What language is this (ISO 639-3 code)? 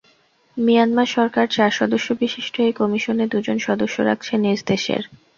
ben